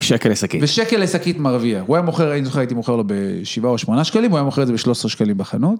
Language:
Hebrew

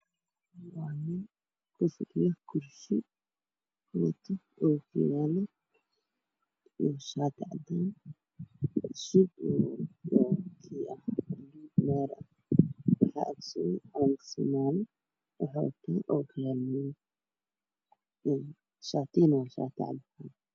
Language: Somali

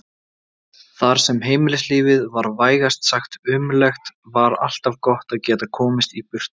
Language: Icelandic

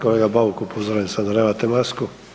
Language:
Croatian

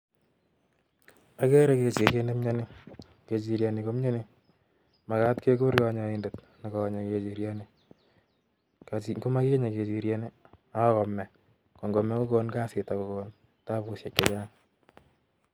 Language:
Kalenjin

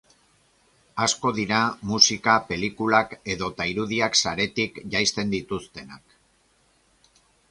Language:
Basque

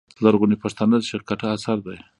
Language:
Pashto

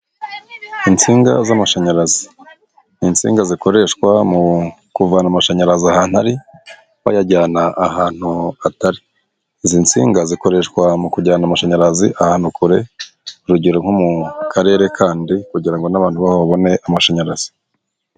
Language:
Kinyarwanda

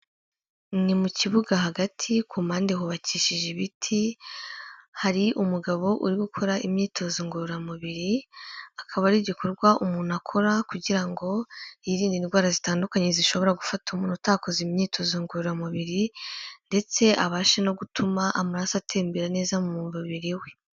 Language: Kinyarwanda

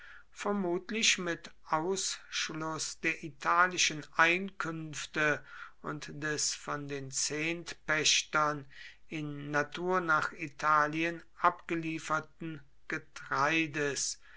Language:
German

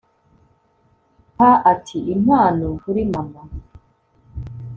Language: Kinyarwanda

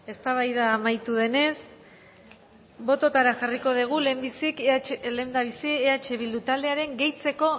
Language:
Basque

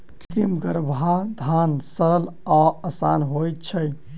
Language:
Maithili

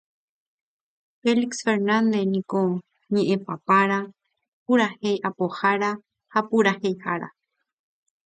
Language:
Guarani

